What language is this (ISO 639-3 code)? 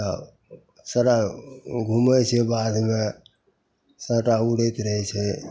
mai